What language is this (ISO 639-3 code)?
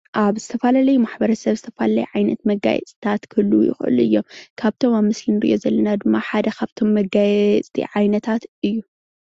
tir